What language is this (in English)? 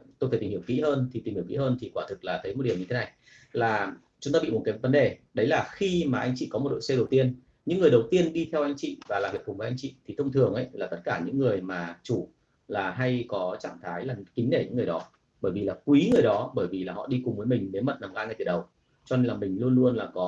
Vietnamese